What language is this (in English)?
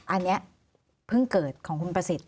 Thai